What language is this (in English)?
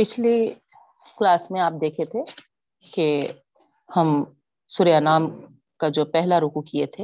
Urdu